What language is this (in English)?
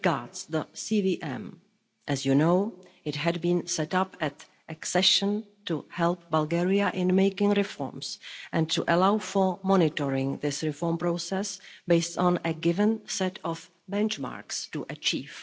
English